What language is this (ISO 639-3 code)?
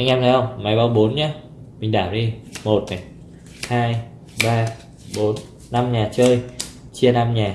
vie